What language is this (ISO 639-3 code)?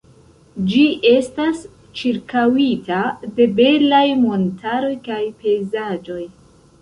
epo